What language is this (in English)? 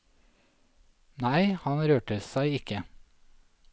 Norwegian